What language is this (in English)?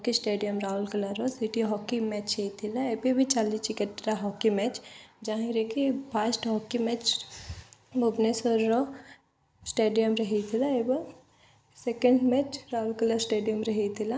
Odia